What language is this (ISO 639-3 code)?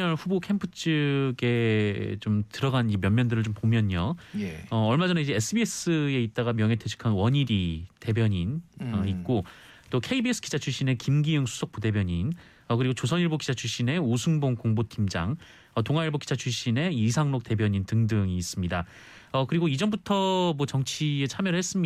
kor